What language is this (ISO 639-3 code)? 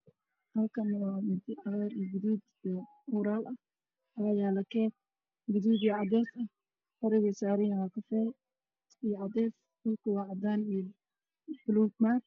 som